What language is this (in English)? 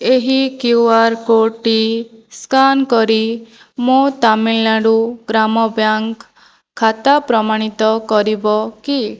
Odia